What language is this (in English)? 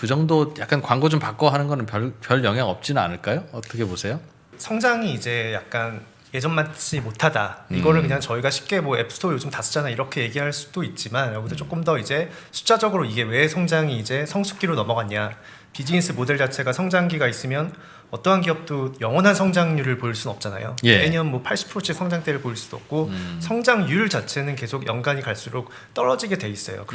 Korean